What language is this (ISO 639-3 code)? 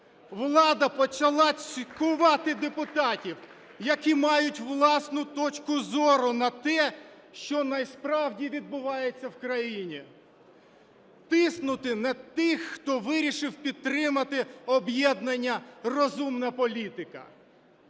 ukr